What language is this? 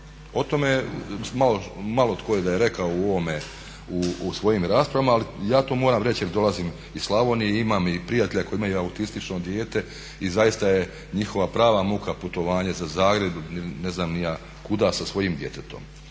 Croatian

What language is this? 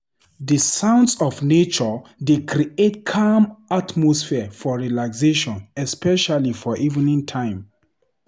Nigerian Pidgin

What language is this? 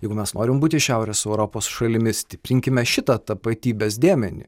Lithuanian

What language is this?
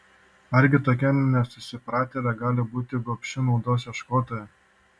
Lithuanian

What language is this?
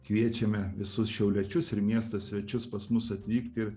Lithuanian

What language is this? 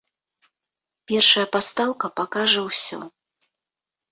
Belarusian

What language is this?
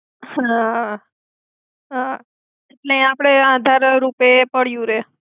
Gujarati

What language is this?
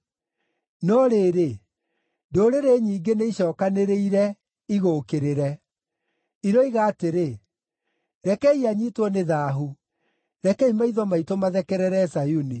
Kikuyu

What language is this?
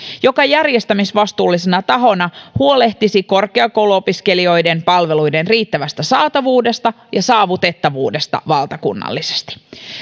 Finnish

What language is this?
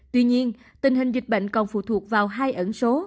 Vietnamese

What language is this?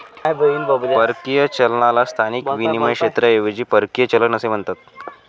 Marathi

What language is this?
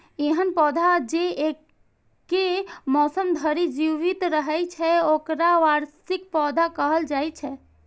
Maithili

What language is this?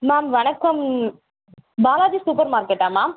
Tamil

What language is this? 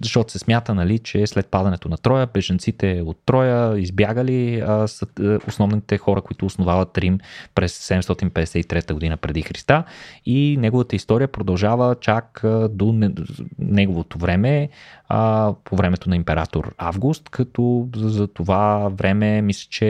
Bulgarian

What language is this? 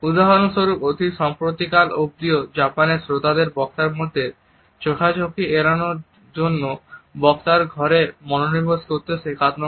Bangla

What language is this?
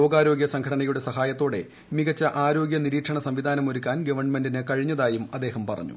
Malayalam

